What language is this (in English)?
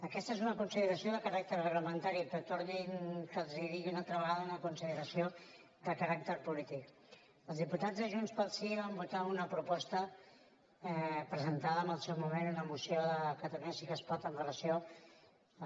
Catalan